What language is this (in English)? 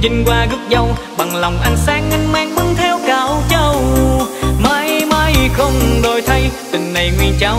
Vietnamese